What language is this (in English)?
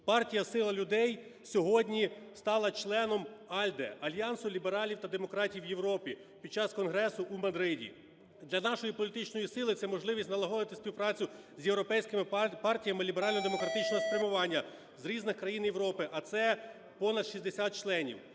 Ukrainian